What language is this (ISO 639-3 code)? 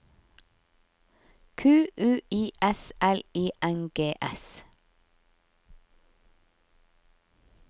nor